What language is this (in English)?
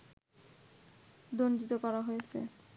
Bangla